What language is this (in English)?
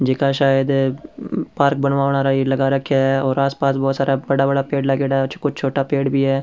Rajasthani